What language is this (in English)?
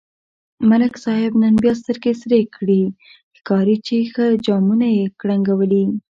Pashto